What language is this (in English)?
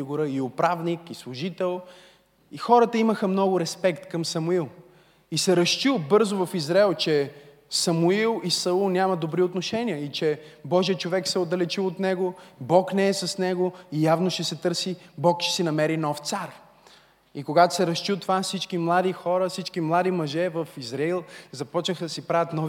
Bulgarian